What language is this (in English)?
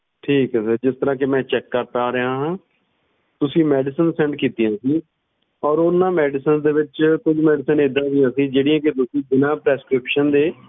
Punjabi